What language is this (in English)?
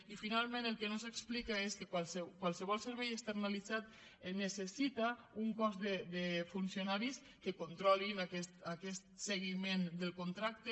Catalan